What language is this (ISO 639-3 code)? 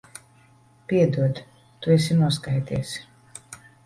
lav